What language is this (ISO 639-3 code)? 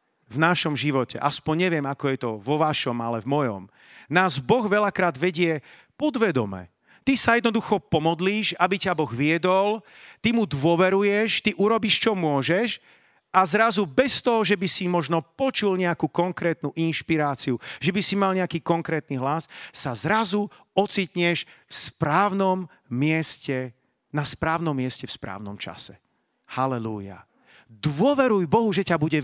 slk